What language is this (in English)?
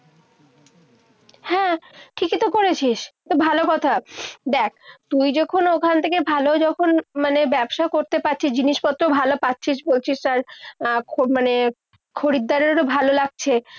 Bangla